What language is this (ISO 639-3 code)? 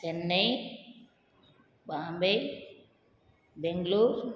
tam